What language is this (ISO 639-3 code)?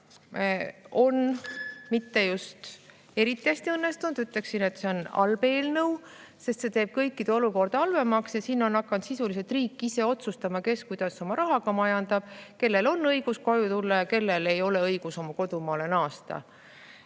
est